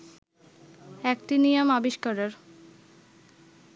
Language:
Bangla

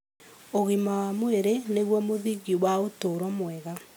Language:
Kikuyu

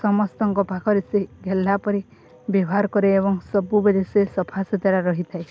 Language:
Odia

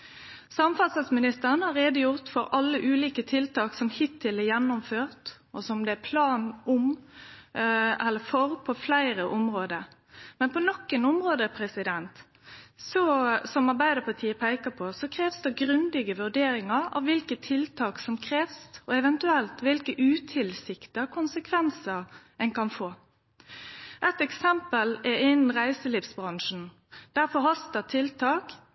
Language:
Norwegian Nynorsk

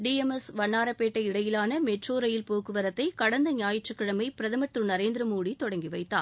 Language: Tamil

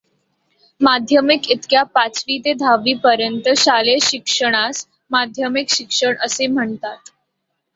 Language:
Marathi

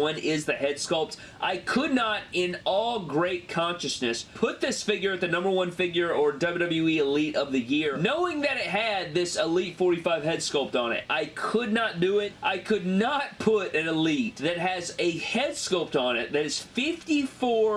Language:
English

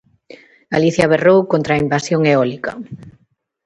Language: Galician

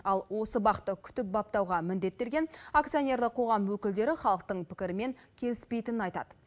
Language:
Kazakh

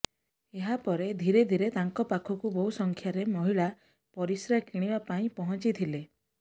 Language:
Odia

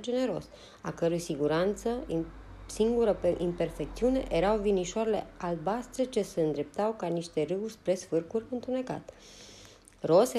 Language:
Romanian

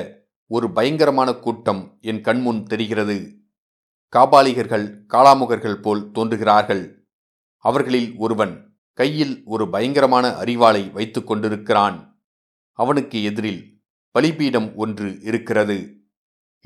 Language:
Tamil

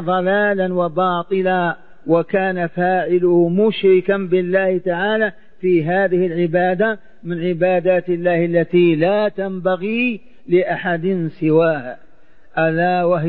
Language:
Arabic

